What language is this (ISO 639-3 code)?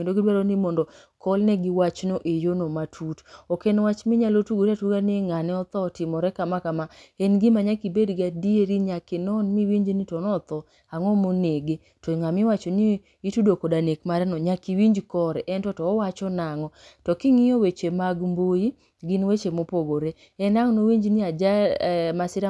luo